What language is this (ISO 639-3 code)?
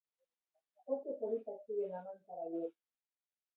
eus